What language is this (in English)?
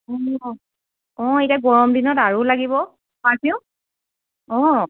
Assamese